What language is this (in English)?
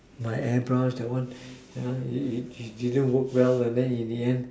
English